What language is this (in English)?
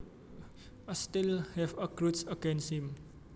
Javanese